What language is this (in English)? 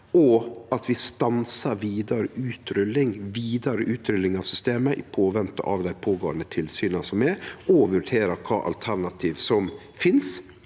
Norwegian